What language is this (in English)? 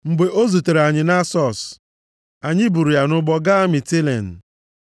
Igbo